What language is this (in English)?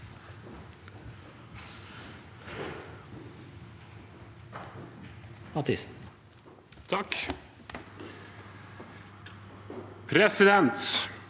Norwegian